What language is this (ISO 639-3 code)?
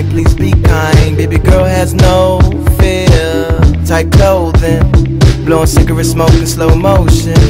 eng